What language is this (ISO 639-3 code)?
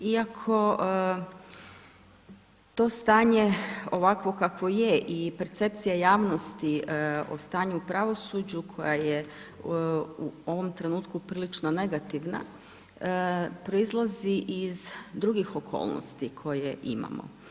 hrv